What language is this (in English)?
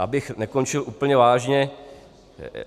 Czech